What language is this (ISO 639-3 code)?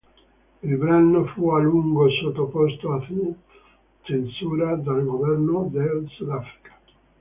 ita